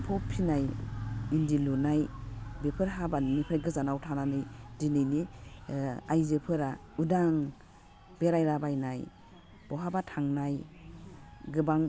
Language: Bodo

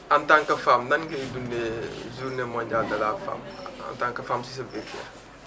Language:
Wolof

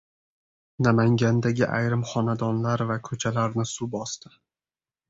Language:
Uzbek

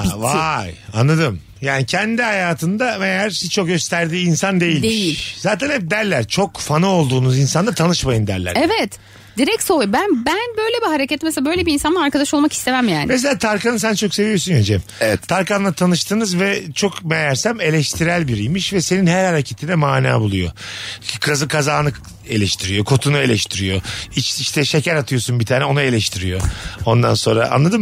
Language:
Turkish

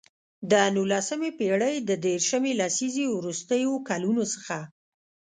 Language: Pashto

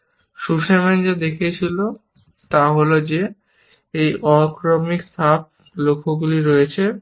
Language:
Bangla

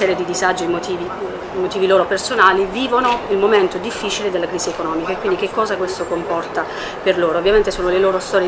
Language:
Italian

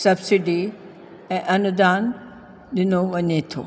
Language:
Sindhi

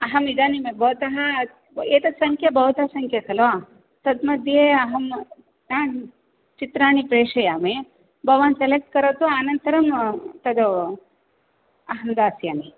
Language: Sanskrit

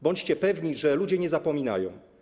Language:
Polish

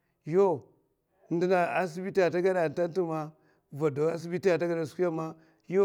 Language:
Mafa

